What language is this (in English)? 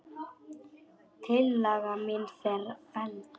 Icelandic